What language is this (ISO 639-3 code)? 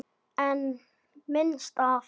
isl